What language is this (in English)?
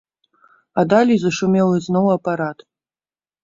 Belarusian